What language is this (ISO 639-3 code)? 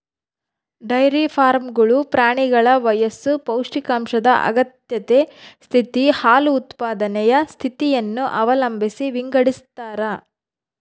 kan